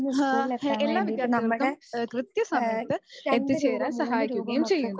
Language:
Malayalam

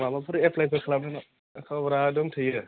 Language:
Bodo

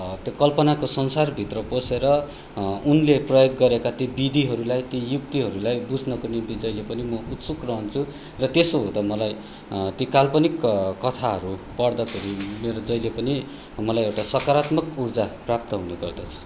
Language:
Nepali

